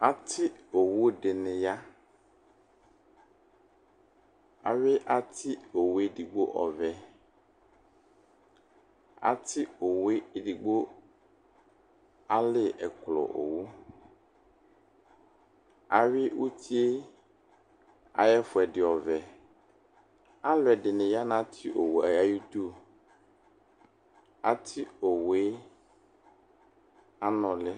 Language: Ikposo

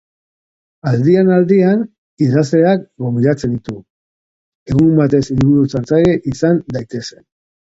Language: Basque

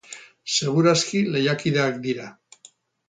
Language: Basque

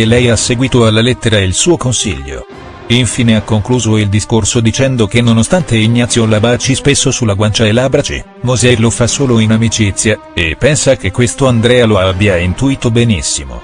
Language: Italian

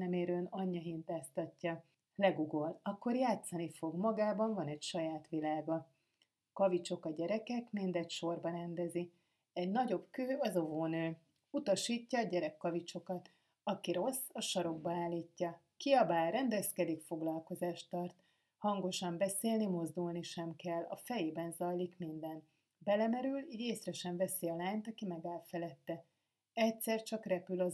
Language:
Hungarian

